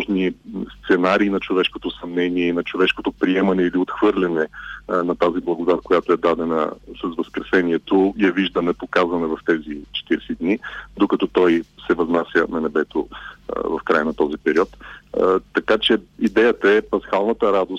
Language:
Bulgarian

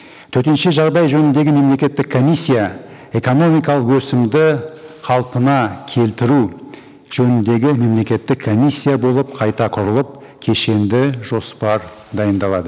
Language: Kazakh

